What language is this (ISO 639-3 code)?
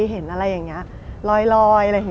tha